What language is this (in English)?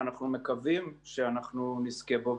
Hebrew